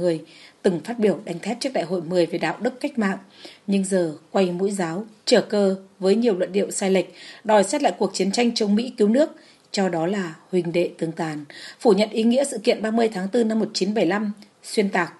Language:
Vietnamese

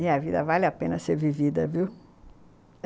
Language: Portuguese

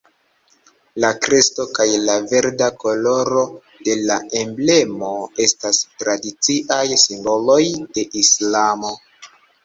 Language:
Esperanto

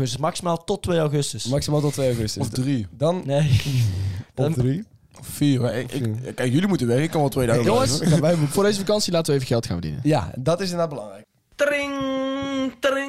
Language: Dutch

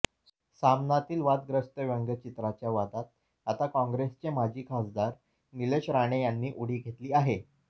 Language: Marathi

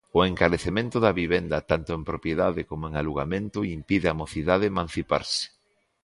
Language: Galician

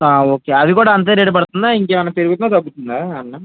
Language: Telugu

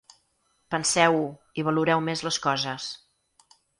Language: Catalan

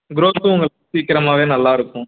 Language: Tamil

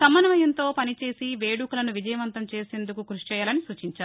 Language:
Telugu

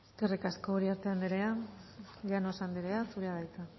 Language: Basque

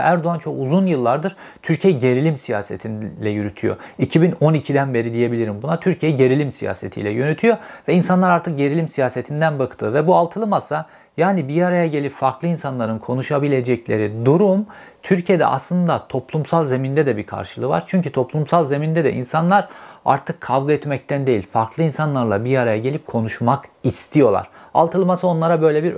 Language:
Turkish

